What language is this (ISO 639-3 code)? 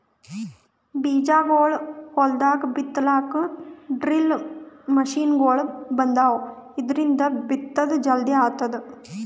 kan